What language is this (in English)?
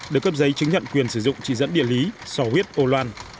Vietnamese